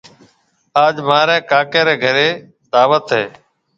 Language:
Marwari (Pakistan)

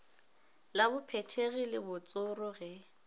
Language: Northern Sotho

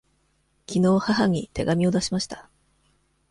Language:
Japanese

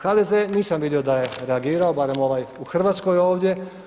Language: Croatian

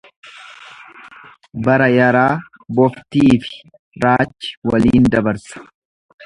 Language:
Oromo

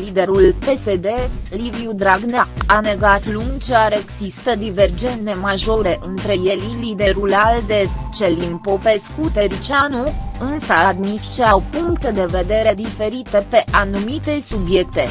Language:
Romanian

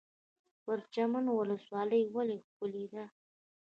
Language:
Pashto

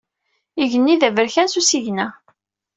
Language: Kabyle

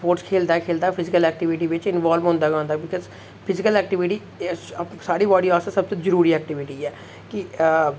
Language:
Dogri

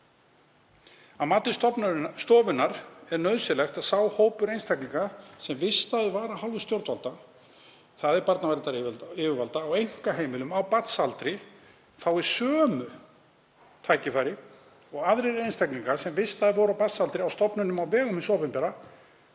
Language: Icelandic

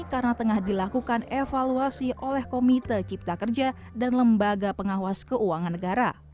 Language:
Indonesian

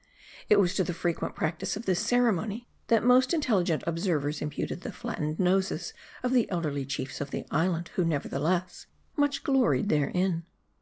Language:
English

